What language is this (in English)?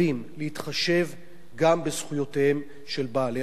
Hebrew